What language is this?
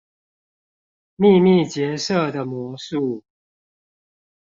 Chinese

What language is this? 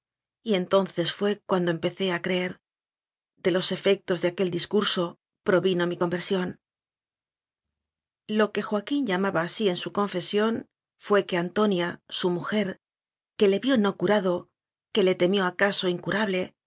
Spanish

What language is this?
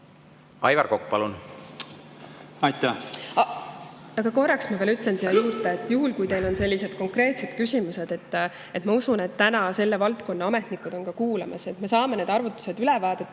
Estonian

